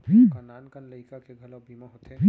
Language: Chhattisgarhi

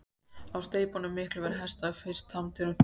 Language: Icelandic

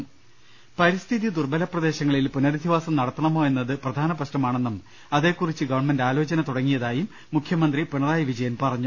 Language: Malayalam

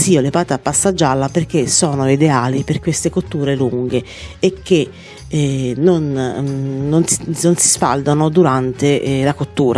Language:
Italian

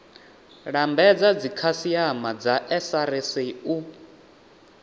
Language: Venda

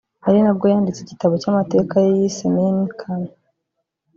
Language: Kinyarwanda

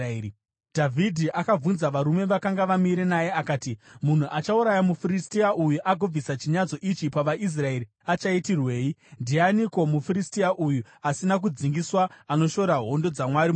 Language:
Shona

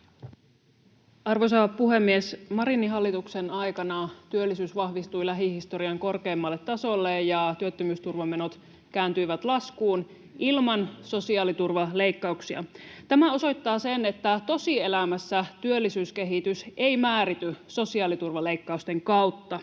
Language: Finnish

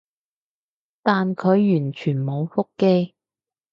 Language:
Cantonese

